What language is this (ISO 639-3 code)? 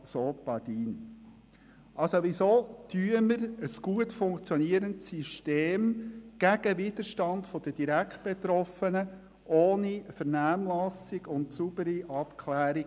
gsw